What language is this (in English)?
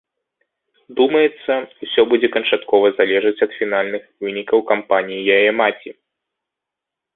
Belarusian